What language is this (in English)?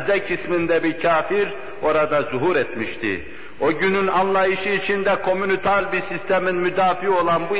Turkish